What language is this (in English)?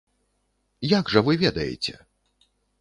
Belarusian